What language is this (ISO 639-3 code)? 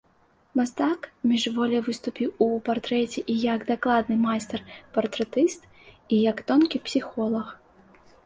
bel